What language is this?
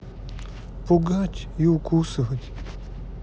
Russian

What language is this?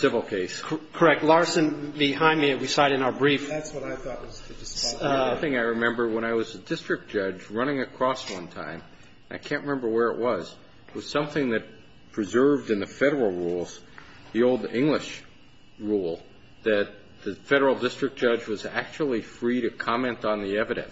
English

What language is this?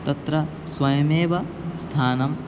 Sanskrit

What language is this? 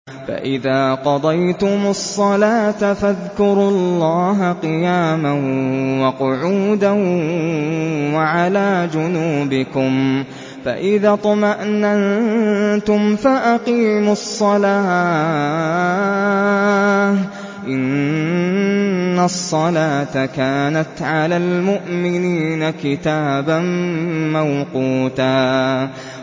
Arabic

